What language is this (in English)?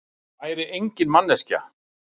Icelandic